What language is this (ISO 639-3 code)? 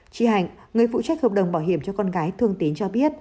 vie